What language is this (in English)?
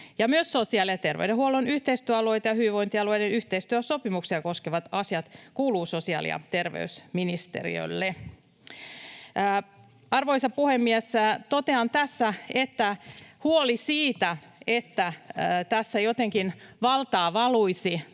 Finnish